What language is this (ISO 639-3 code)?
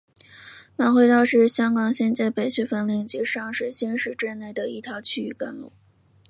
zho